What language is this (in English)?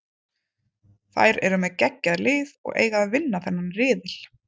Icelandic